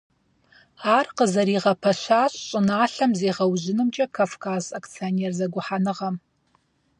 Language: Kabardian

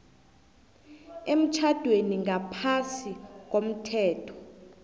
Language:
South Ndebele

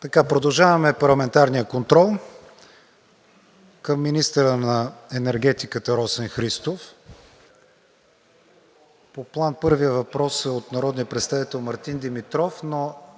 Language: Bulgarian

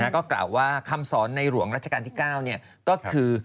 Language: Thai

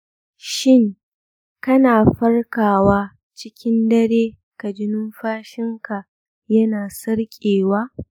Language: Hausa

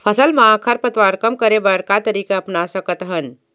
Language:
Chhattisgarhi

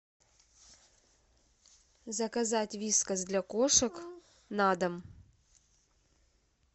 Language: Russian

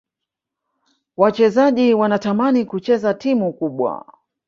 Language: Swahili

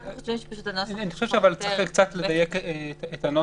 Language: Hebrew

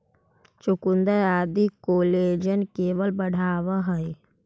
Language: Magahi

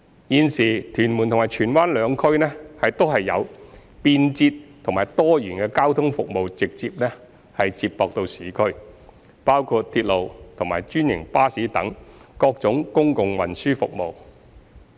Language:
Cantonese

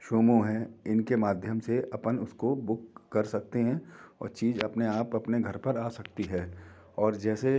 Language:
Hindi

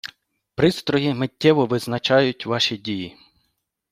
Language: Ukrainian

